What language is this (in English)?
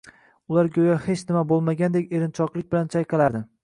Uzbek